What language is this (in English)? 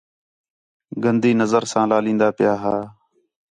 Khetrani